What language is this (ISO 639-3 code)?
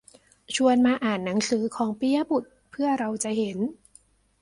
tha